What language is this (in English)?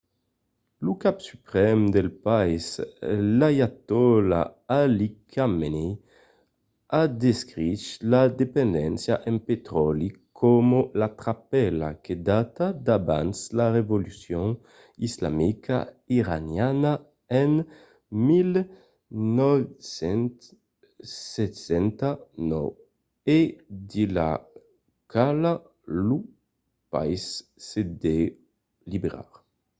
Occitan